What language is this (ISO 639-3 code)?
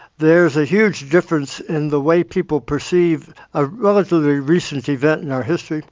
eng